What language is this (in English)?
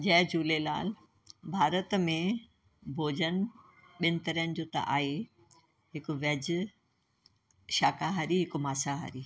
Sindhi